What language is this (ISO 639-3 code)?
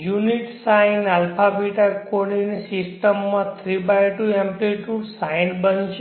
guj